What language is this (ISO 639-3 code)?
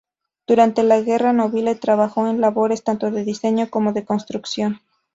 spa